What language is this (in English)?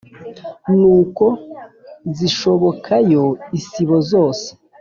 Kinyarwanda